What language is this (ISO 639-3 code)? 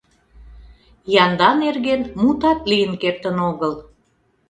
chm